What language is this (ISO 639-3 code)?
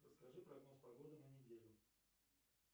rus